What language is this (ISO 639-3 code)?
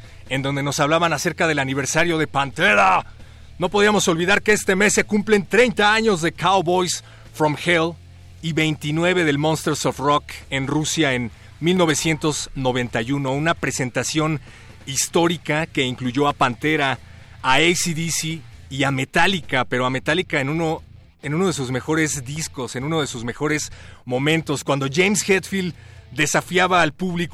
spa